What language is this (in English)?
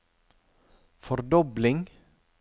Norwegian